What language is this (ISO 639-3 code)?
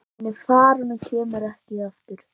isl